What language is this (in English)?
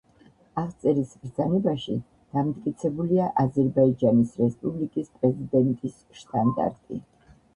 Georgian